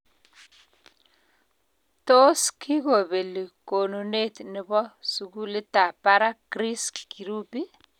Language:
Kalenjin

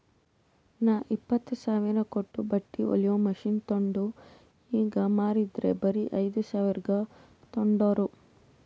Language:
Kannada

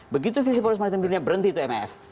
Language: Indonesian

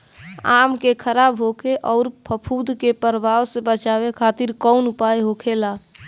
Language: Bhojpuri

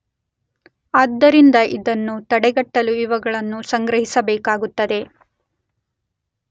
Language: Kannada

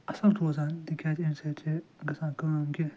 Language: Kashmiri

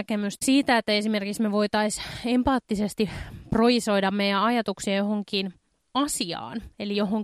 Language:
Finnish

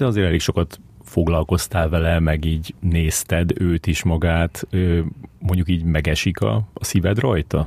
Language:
Hungarian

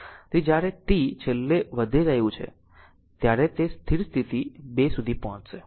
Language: Gujarati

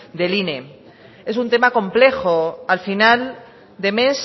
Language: Spanish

